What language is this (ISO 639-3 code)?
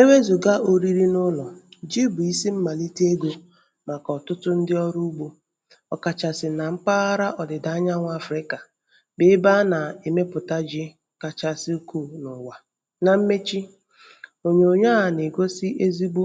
ibo